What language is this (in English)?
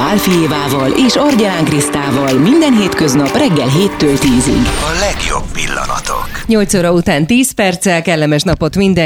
Hungarian